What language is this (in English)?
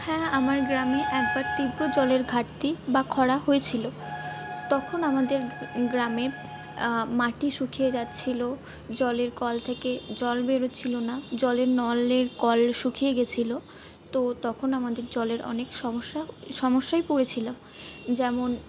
Bangla